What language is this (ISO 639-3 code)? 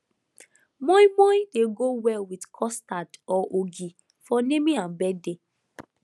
pcm